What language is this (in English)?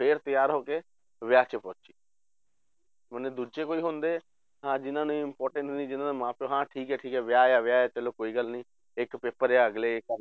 Punjabi